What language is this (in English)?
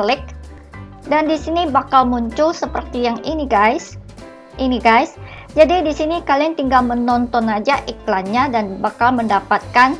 Indonesian